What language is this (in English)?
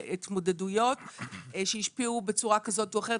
Hebrew